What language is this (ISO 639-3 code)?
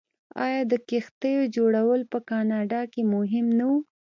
pus